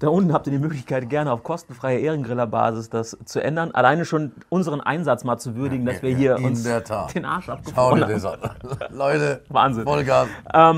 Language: German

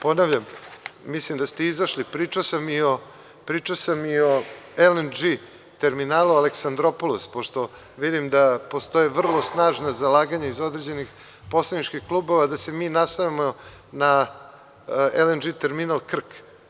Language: Serbian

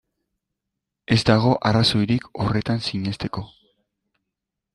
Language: Basque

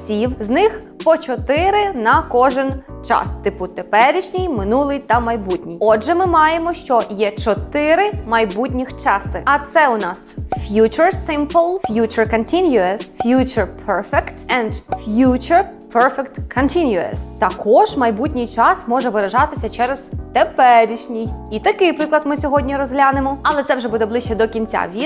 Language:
Ukrainian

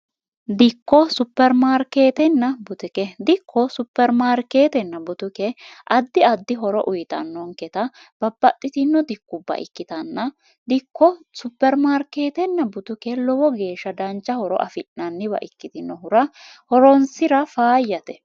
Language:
Sidamo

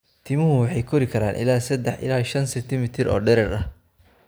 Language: Somali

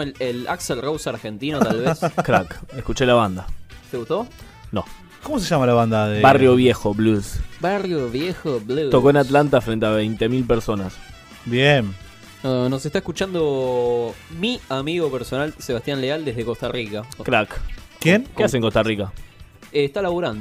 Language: Spanish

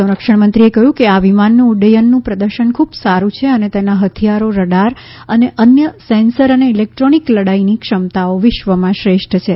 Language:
Gujarati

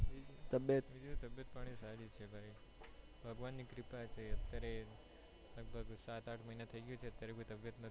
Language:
Gujarati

